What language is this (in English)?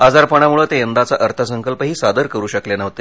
Marathi